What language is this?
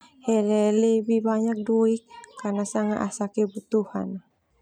Termanu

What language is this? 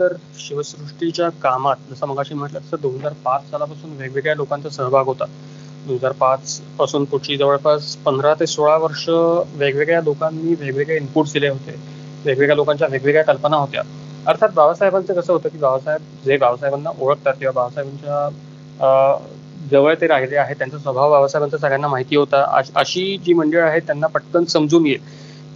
Marathi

